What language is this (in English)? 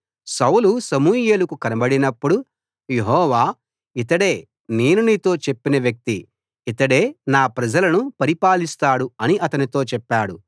Telugu